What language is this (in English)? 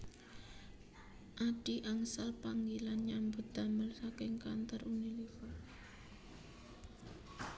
Javanese